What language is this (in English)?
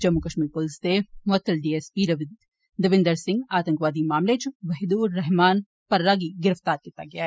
Dogri